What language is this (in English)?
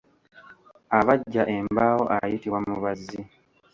Ganda